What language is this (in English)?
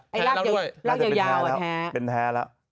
Thai